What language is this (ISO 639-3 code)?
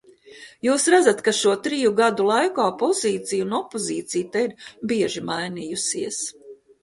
lav